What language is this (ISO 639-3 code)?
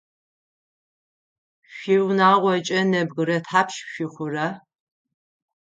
ady